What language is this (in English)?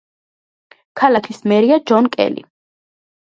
Georgian